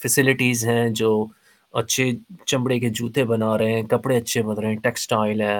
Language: Urdu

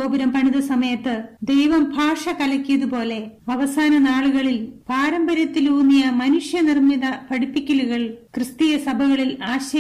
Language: Malayalam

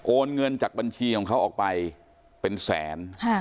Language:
Thai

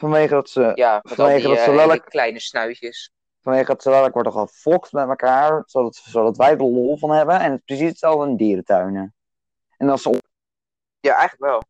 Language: Dutch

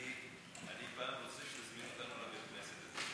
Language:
Hebrew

